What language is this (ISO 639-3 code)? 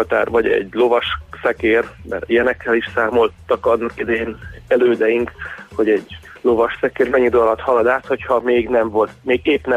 hun